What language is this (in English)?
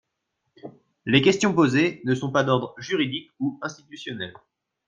French